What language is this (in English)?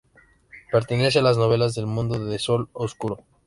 Spanish